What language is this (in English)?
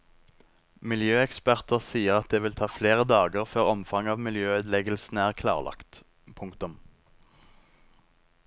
Norwegian